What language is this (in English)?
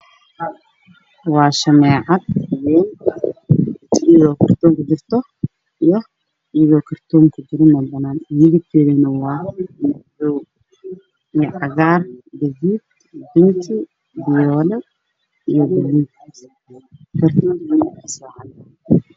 Somali